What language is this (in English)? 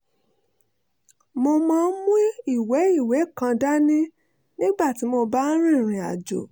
Yoruba